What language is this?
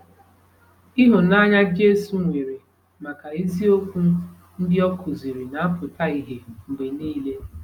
Igbo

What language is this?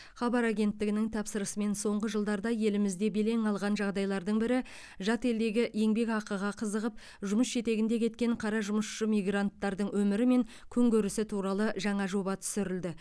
Kazakh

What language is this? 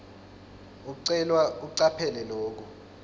Swati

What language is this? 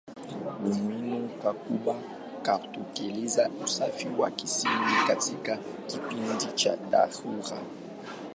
Swahili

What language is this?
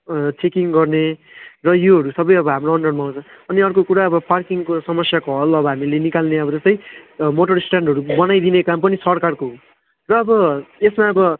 Nepali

